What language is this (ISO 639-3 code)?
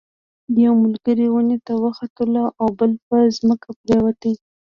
pus